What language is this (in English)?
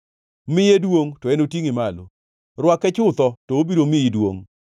Luo (Kenya and Tanzania)